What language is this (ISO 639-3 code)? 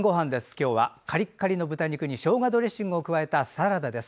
jpn